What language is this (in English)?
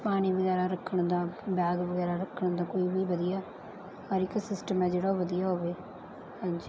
Punjabi